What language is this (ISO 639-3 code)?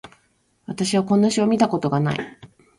jpn